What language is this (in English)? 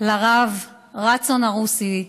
Hebrew